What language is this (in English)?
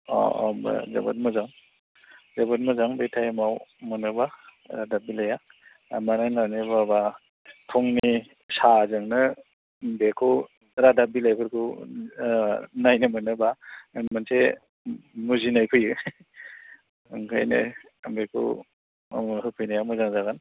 Bodo